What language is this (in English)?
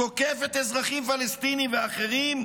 Hebrew